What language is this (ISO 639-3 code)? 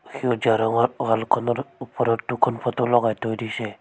asm